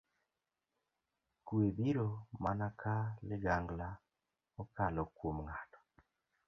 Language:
Luo (Kenya and Tanzania)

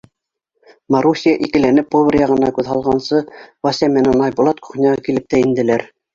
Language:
Bashkir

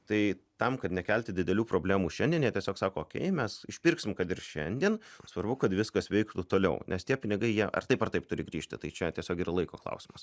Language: Lithuanian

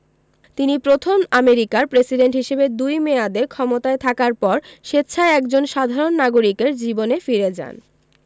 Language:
Bangla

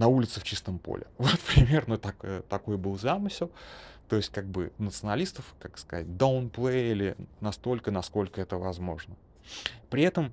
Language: Russian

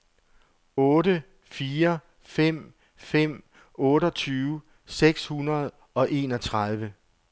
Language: Danish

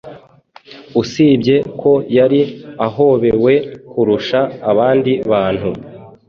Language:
Kinyarwanda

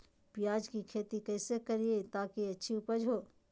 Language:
Magahi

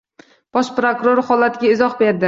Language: Uzbek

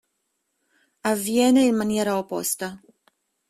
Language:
Italian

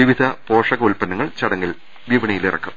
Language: Malayalam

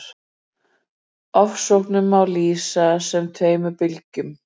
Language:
Icelandic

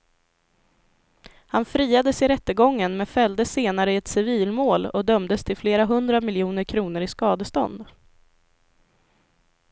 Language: Swedish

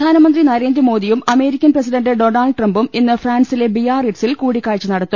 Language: Malayalam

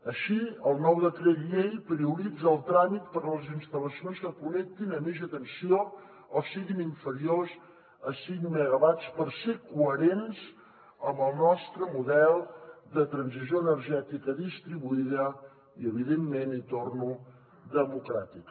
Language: Catalan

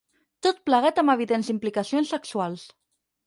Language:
Catalan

